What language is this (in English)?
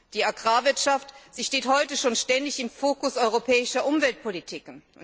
German